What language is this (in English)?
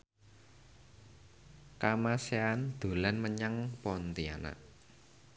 Javanese